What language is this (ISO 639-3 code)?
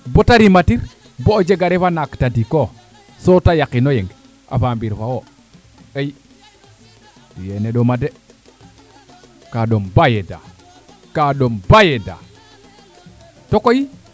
srr